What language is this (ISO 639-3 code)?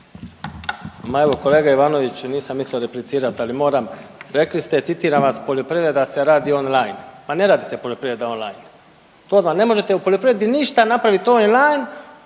hrv